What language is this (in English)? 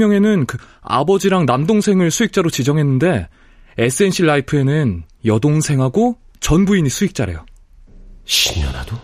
Korean